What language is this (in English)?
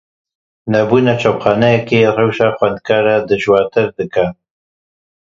Kurdish